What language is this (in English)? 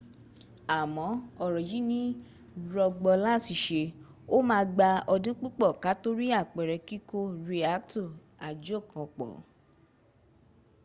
Yoruba